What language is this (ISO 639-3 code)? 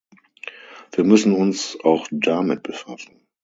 deu